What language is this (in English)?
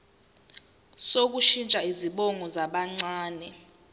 Zulu